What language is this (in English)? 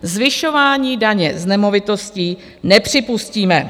Czech